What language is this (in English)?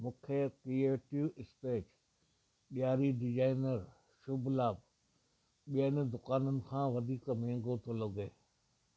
Sindhi